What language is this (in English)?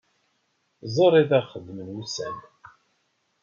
Kabyle